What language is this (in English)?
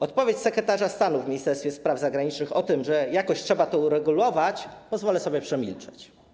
Polish